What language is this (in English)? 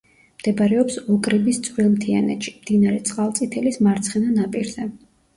Georgian